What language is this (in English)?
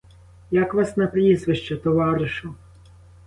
Ukrainian